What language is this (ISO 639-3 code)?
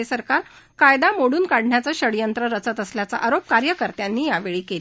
mar